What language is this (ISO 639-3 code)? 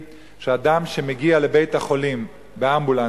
heb